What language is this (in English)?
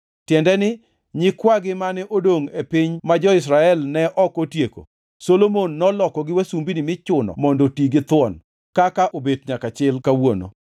Luo (Kenya and Tanzania)